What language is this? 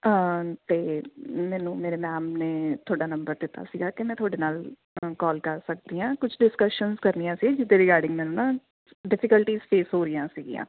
Punjabi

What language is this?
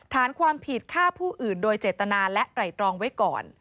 Thai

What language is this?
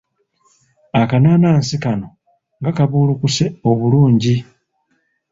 Ganda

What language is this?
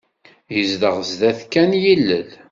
Kabyle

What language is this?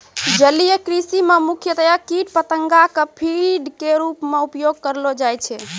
Maithili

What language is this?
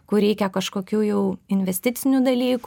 Lithuanian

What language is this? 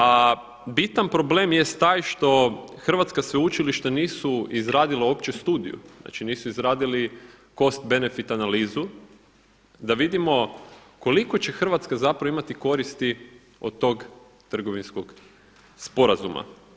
Croatian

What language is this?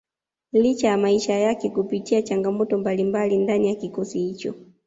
Swahili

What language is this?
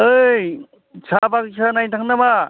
Bodo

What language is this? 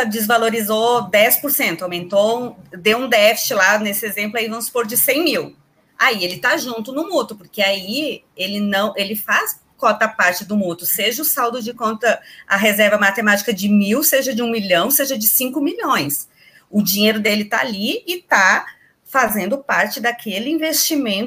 Portuguese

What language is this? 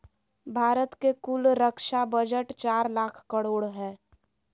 Magahi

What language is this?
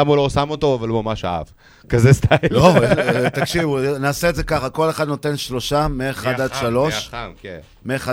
Hebrew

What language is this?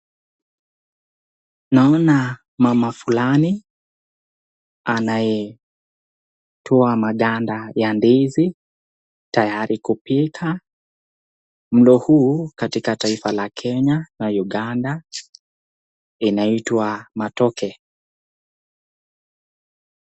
Swahili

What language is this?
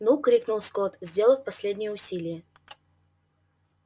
Russian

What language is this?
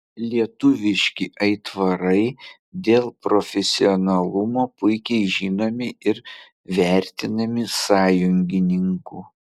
Lithuanian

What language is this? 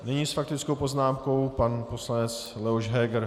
Czech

